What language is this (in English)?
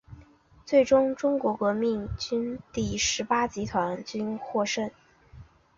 Chinese